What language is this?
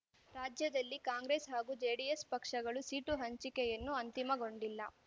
Kannada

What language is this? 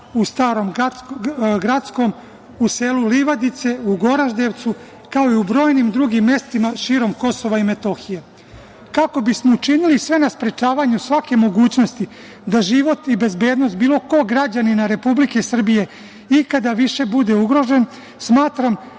Serbian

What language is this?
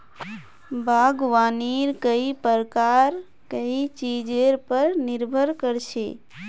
Magahi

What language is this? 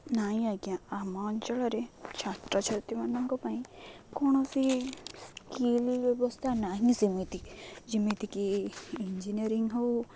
Odia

